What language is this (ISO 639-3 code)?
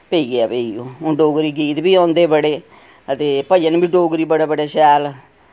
doi